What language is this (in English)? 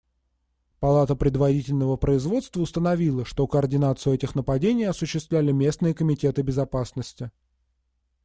Russian